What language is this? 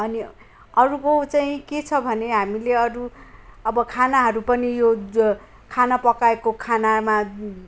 Nepali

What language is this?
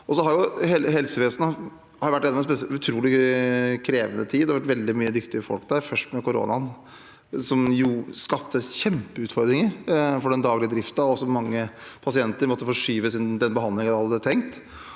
Norwegian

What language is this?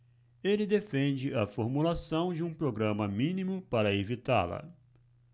Portuguese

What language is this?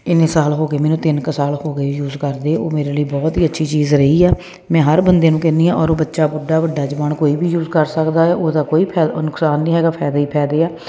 Punjabi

